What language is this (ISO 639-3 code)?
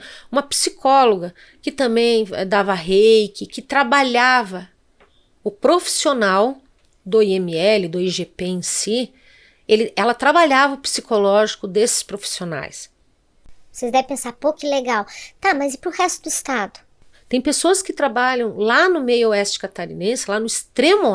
por